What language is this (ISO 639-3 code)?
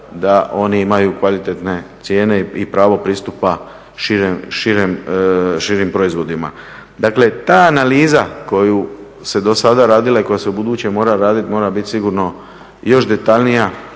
hrv